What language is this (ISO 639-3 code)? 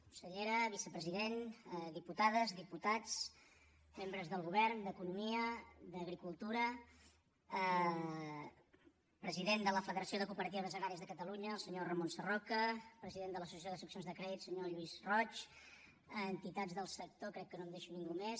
cat